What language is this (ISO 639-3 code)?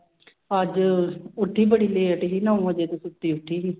pan